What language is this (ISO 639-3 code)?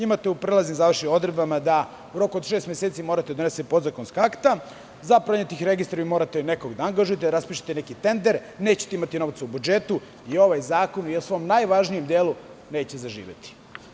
srp